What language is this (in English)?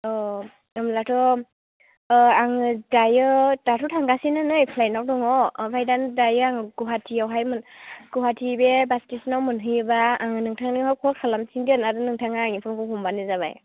Bodo